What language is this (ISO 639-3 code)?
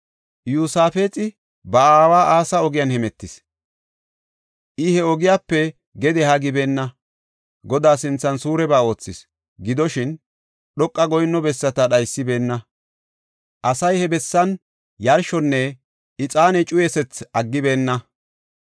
gof